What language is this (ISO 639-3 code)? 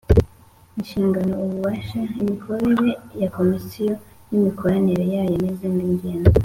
kin